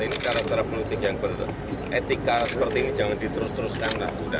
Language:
Indonesian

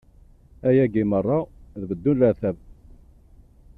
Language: Kabyle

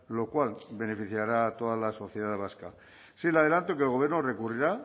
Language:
Spanish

